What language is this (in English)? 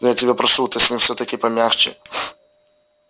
Russian